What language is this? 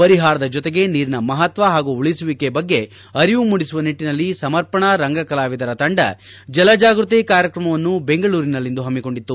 Kannada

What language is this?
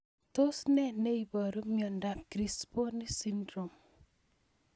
Kalenjin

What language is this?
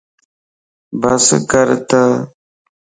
Lasi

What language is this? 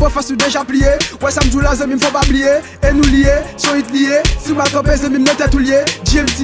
Korean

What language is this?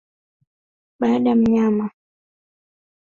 Swahili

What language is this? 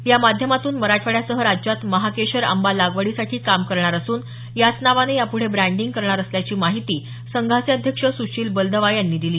Marathi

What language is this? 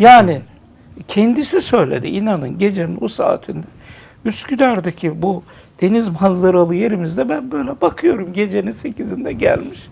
Turkish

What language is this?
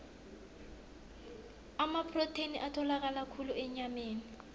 South Ndebele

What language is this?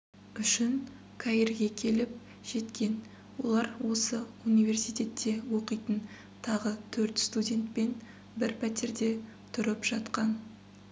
Kazakh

